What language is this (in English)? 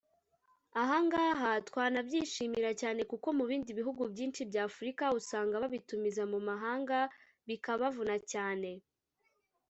Kinyarwanda